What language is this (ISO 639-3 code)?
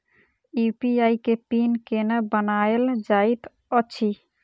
mai